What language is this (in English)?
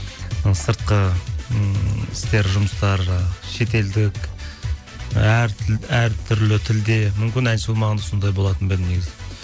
Kazakh